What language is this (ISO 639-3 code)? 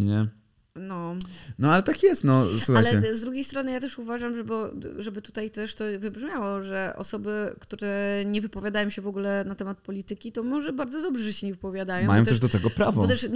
pol